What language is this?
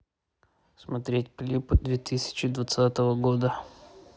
Russian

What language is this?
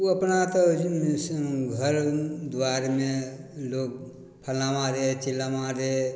Maithili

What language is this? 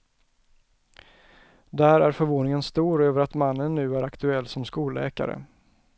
Swedish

